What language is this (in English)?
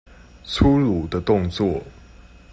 Chinese